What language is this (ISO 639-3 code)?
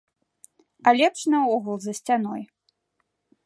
bel